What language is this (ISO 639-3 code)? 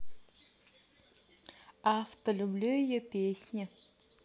rus